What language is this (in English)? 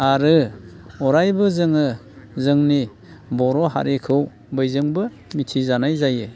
Bodo